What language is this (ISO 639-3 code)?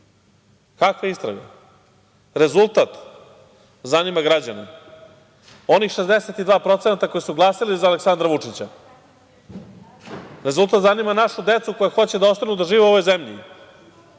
srp